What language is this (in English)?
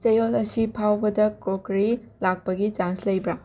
Manipuri